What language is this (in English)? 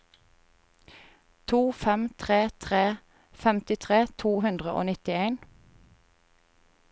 Norwegian